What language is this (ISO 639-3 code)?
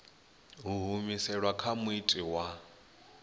ven